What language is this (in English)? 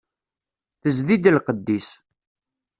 Kabyle